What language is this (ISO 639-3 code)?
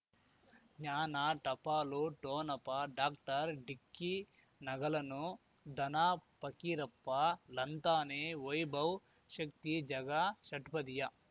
kan